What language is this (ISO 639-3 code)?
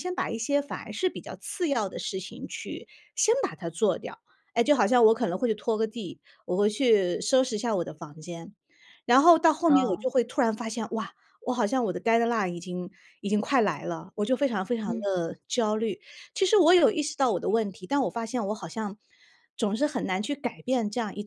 zho